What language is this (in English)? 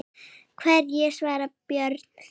Icelandic